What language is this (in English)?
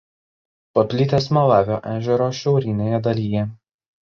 Lithuanian